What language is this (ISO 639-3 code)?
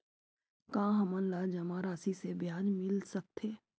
hne